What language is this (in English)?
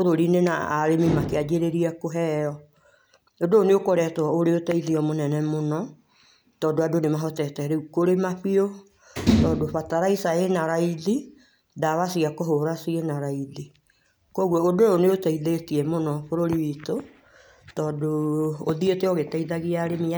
Kikuyu